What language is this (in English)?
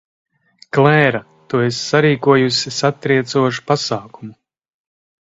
Latvian